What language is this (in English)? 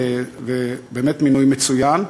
Hebrew